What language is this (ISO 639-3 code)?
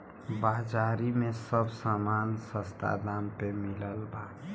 bho